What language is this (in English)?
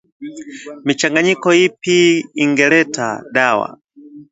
Swahili